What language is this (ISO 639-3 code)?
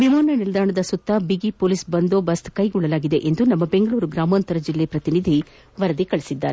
kan